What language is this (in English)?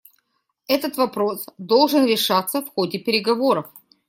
Russian